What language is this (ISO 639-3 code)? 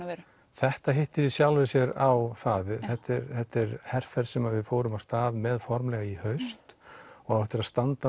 isl